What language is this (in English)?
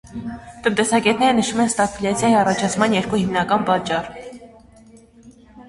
Armenian